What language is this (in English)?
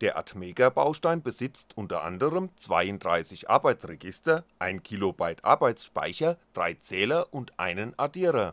German